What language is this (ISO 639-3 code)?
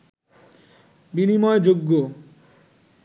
ben